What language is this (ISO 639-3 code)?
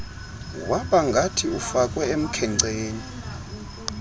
xho